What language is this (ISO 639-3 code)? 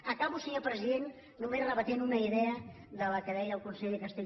cat